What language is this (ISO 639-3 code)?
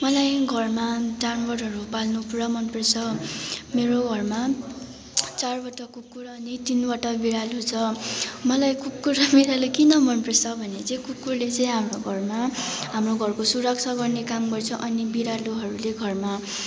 nep